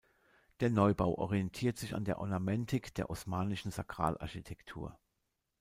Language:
German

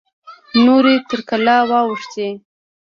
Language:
Pashto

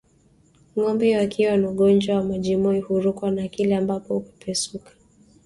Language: Swahili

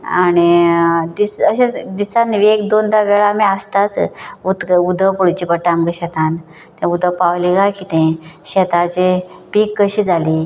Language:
Konkani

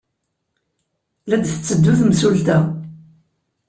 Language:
Kabyle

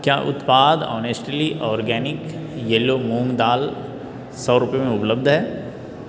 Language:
Hindi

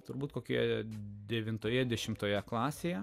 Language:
Lithuanian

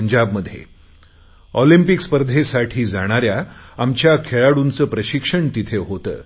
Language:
Marathi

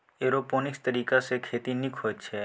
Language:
Maithili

